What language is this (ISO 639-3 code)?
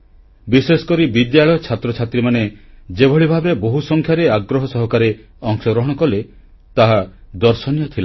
ori